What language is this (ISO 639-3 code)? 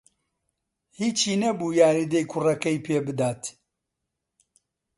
ckb